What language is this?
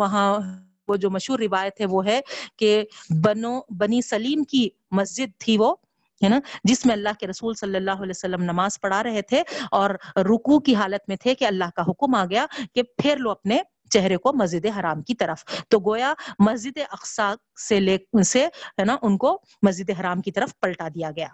Urdu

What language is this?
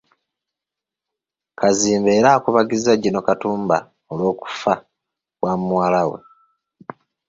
Ganda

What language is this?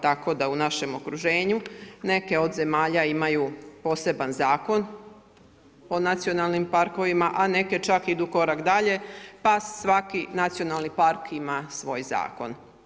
Croatian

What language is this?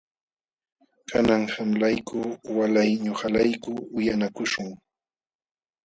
Jauja Wanca Quechua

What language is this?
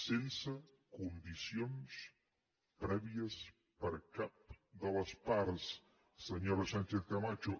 Catalan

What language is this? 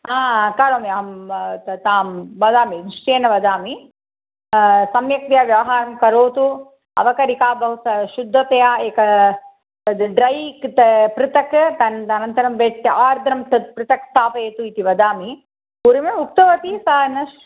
Sanskrit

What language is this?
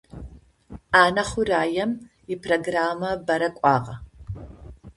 Adyghe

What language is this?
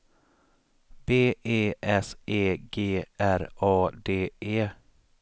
Swedish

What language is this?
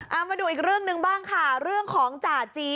Thai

